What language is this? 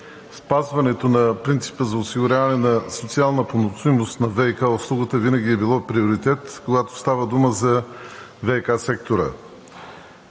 Bulgarian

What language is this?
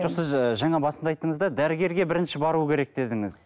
Kazakh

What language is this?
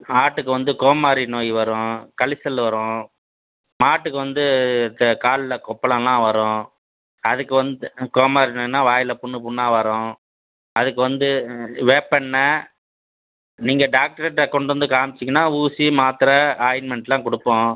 Tamil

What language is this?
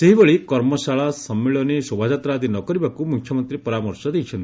Odia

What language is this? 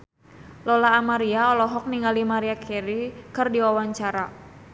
Sundanese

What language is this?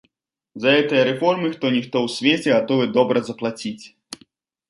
Belarusian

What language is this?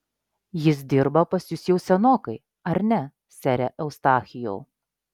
Lithuanian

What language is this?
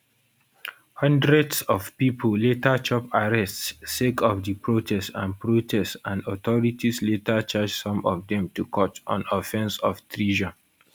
Nigerian Pidgin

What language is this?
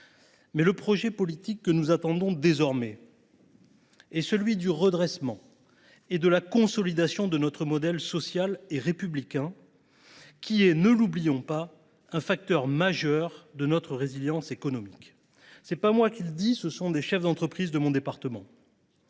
French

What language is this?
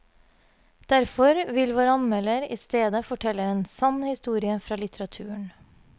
Norwegian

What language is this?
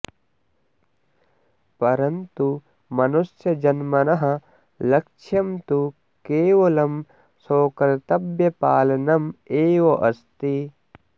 Sanskrit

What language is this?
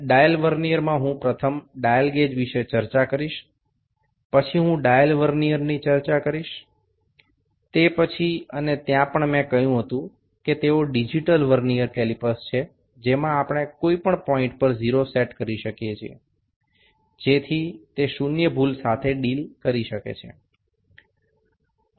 Gujarati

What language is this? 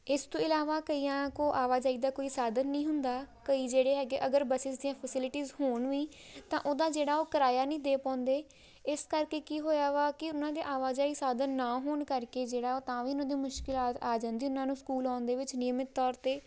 Punjabi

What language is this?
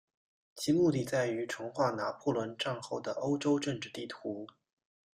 Chinese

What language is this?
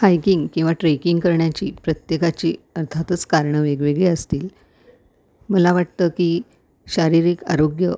Marathi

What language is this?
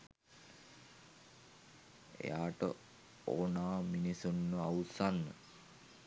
Sinhala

